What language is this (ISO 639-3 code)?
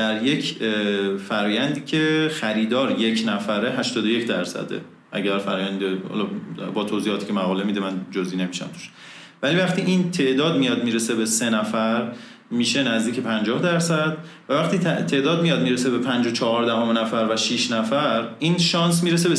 fas